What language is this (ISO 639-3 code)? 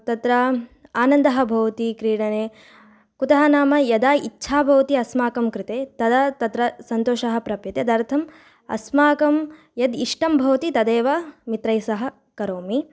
san